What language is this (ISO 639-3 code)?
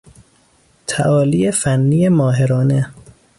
fas